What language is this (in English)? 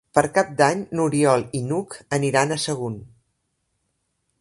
Catalan